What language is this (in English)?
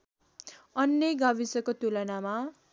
Nepali